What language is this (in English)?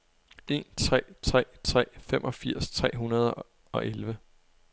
Danish